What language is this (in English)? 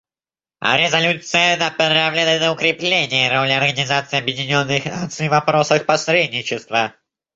Russian